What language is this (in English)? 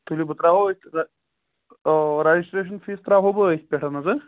Kashmiri